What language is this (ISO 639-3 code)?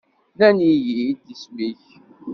kab